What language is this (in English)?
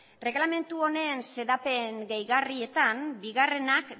Basque